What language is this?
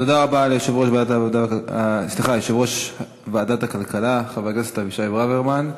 Hebrew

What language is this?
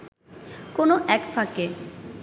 Bangla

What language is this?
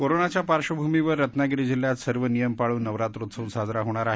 Marathi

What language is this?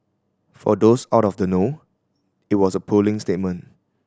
English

